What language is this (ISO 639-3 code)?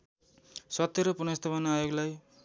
nep